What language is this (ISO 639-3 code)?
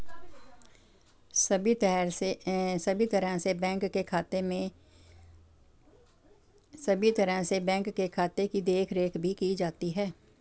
hin